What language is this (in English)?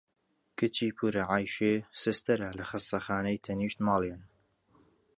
Central Kurdish